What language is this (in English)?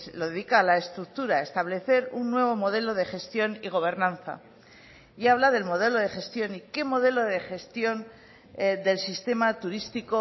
Spanish